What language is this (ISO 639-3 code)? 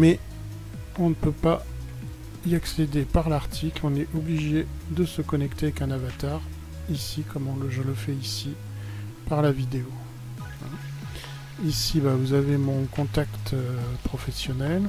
fra